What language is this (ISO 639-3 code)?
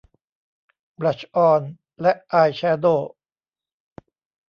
tha